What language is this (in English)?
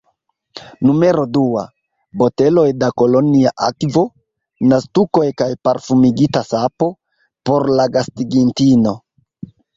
Esperanto